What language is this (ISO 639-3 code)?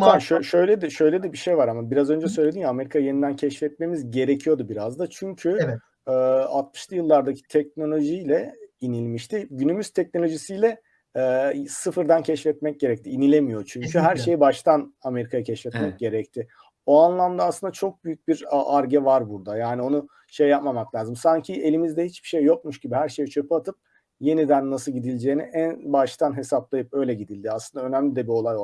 tur